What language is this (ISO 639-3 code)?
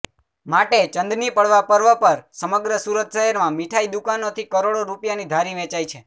guj